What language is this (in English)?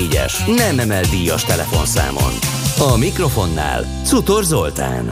Hungarian